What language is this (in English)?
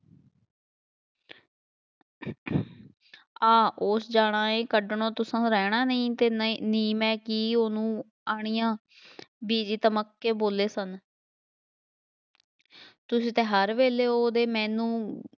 Punjabi